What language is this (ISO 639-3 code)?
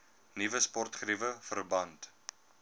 afr